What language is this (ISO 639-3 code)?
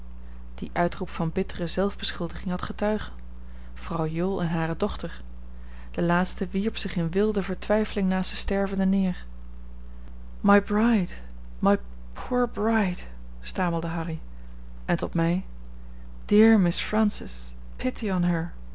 nld